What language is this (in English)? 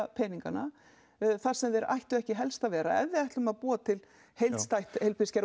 Icelandic